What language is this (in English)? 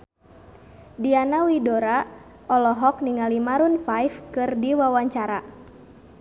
Sundanese